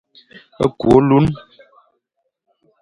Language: Fang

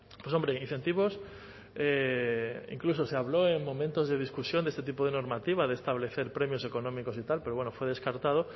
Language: Spanish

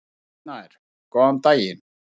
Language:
Icelandic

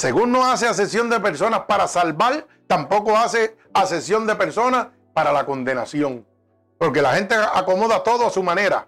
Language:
Spanish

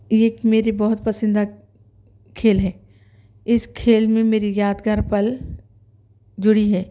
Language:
Urdu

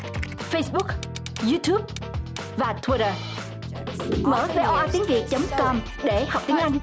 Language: Vietnamese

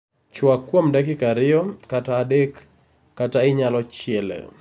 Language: Luo (Kenya and Tanzania)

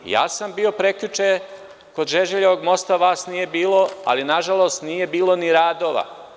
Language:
Serbian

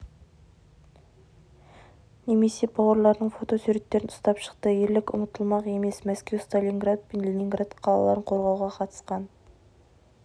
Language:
Kazakh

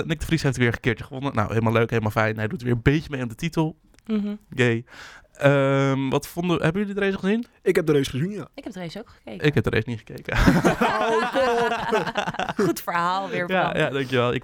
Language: Dutch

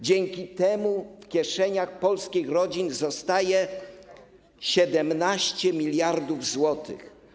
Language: Polish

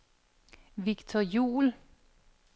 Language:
Danish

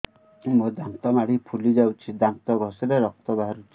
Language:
Odia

